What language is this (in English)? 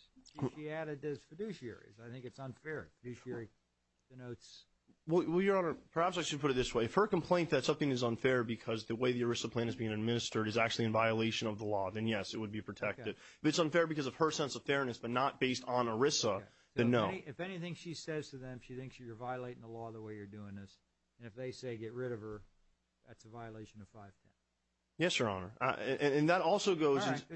English